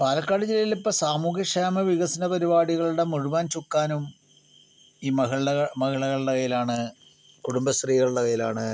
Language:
Malayalam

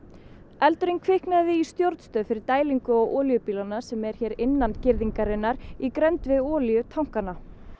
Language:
Icelandic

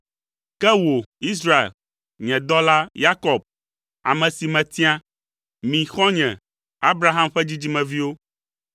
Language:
Ewe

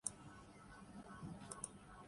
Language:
Urdu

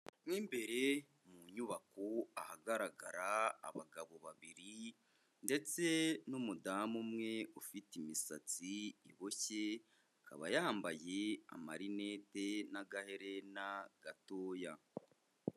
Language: Kinyarwanda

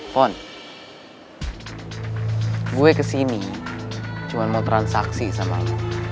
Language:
Indonesian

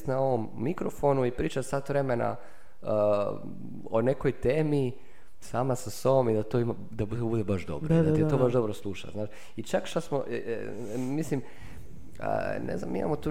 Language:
Croatian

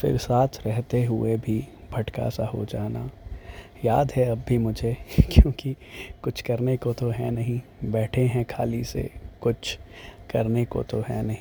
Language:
Hindi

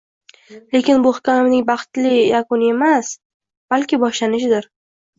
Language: Uzbek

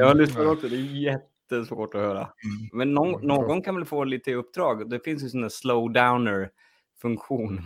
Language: Swedish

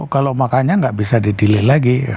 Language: Indonesian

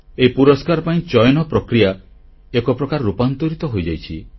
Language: Odia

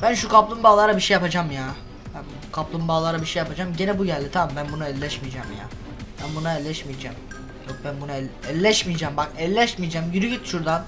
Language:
Turkish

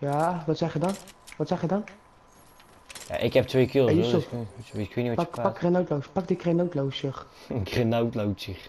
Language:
Dutch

